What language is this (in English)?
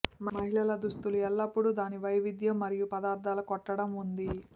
Telugu